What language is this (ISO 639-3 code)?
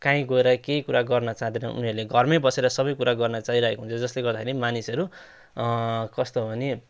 nep